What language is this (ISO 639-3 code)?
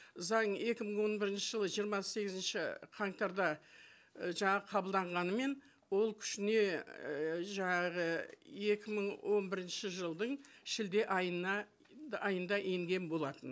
kaz